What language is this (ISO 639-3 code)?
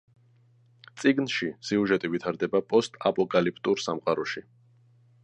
kat